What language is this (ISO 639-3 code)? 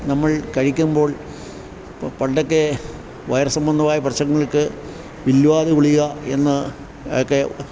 mal